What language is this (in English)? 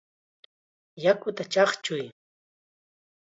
Chiquián Ancash Quechua